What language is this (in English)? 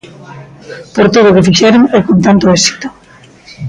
Galician